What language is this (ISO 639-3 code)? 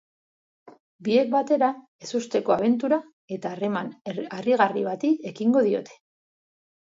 eus